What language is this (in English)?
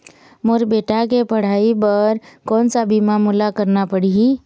Chhattisgarhi